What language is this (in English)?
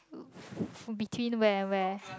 English